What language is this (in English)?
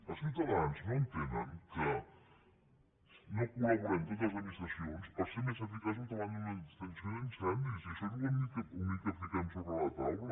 Catalan